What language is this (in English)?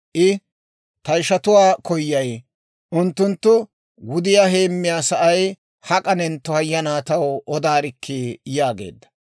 Dawro